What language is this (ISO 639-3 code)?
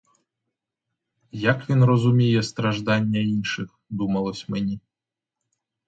ukr